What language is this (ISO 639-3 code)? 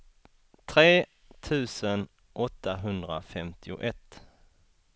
swe